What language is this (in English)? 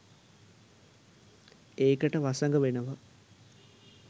Sinhala